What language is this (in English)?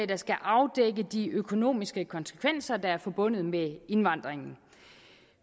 Danish